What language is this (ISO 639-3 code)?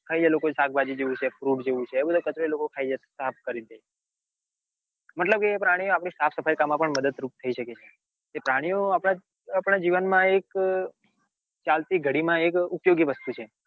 guj